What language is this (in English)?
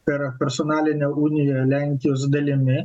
Lithuanian